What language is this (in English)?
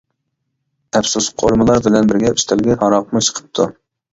Uyghur